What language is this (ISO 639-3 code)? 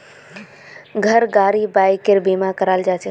mag